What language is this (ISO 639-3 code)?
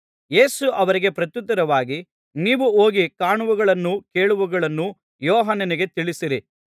kan